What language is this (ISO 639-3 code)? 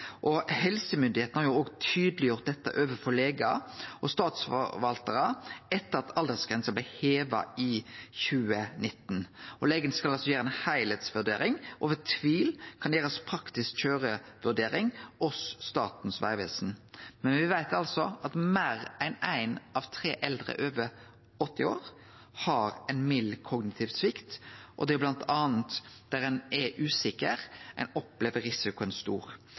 nno